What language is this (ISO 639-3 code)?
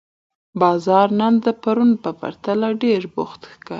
pus